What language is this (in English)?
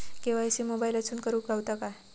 Marathi